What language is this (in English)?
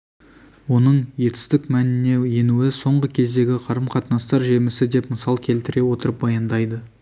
Kazakh